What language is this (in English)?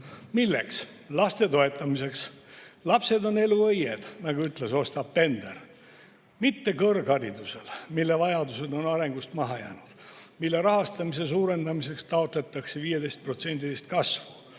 Estonian